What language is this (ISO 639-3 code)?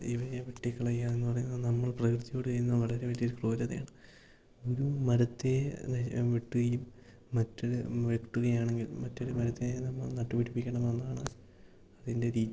mal